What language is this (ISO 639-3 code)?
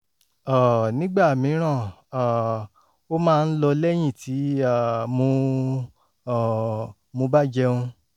yor